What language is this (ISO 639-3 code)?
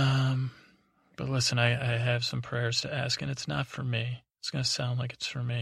eng